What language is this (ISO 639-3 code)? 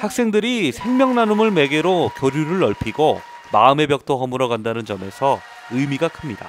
kor